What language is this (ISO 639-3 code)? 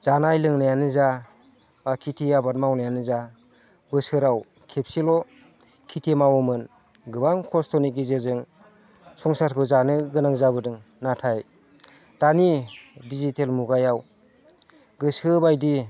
brx